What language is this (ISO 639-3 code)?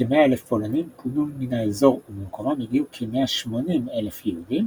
heb